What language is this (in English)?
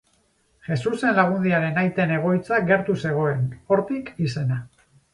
Basque